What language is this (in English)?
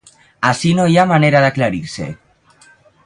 Catalan